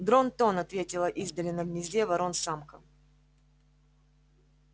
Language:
Russian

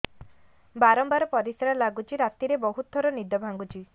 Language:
Odia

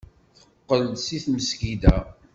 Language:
Kabyle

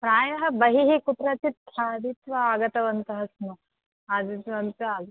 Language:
Sanskrit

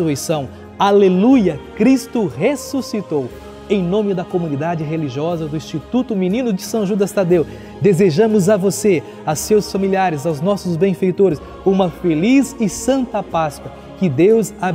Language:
Portuguese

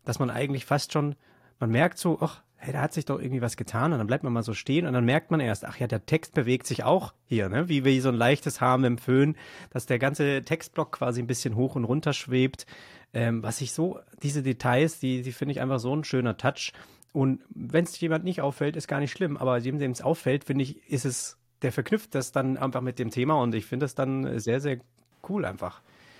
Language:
German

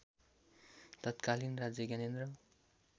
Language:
Nepali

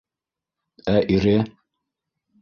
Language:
Bashkir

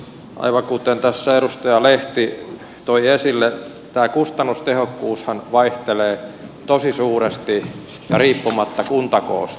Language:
Finnish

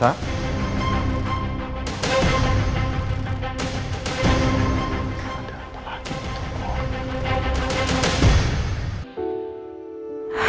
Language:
Indonesian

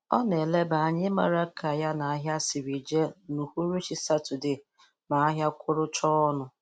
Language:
Igbo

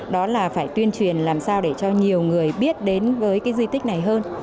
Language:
Vietnamese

